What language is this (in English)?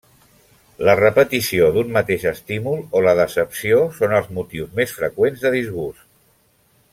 Catalan